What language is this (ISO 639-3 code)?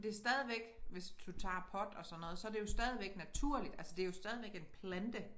dan